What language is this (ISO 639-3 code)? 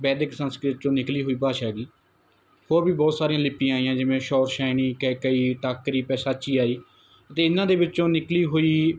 pan